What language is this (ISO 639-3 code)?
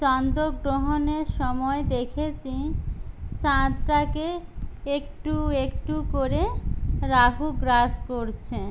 ben